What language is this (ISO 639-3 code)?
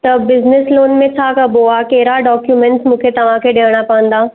snd